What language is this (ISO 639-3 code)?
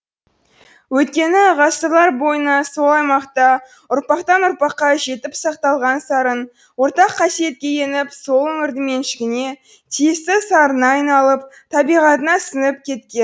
kaz